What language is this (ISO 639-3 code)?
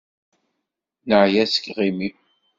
kab